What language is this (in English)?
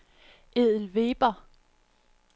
Danish